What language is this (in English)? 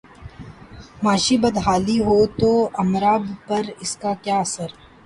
Urdu